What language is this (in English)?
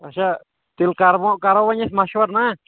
Kashmiri